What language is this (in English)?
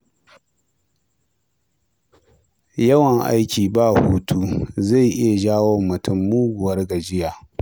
Hausa